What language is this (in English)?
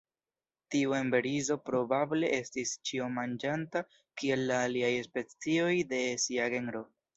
Esperanto